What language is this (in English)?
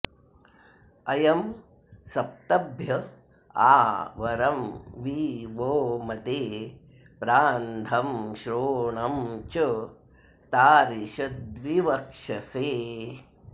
Sanskrit